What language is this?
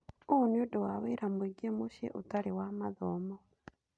Kikuyu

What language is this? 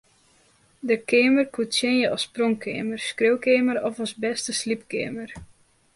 Western Frisian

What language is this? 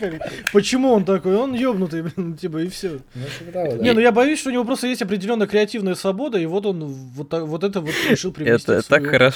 Russian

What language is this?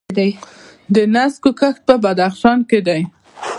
Pashto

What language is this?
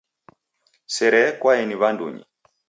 Taita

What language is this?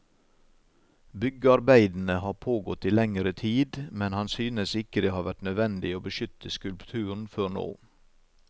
Norwegian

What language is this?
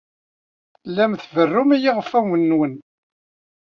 Kabyle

